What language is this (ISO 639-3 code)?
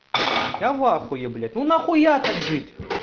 rus